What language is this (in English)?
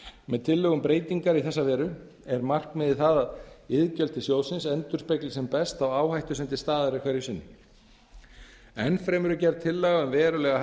Icelandic